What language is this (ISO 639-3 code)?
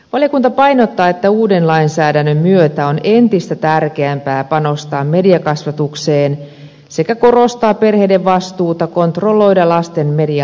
fin